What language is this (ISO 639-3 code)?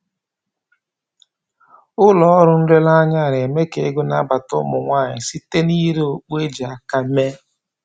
ibo